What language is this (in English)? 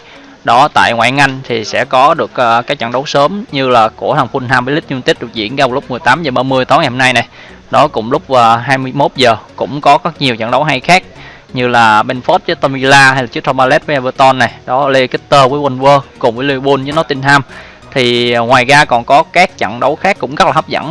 Vietnamese